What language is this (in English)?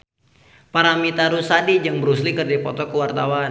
Sundanese